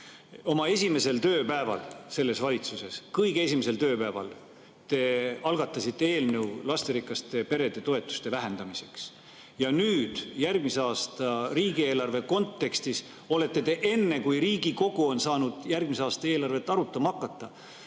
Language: Estonian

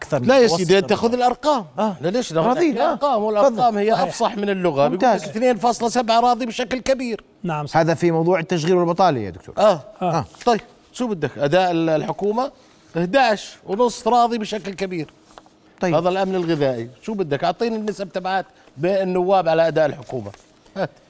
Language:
Arabic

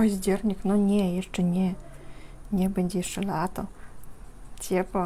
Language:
Polish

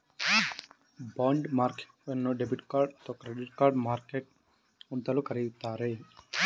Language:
Kannada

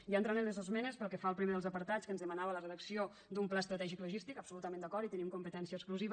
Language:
Catalan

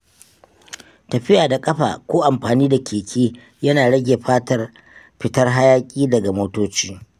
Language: Hausa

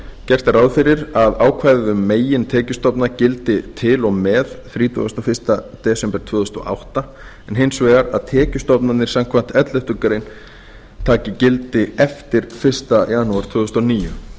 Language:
Icelandic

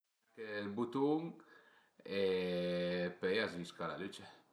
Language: Piedmontese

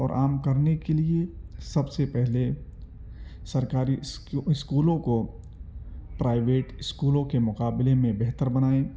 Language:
Urdu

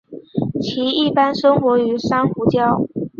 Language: Chinese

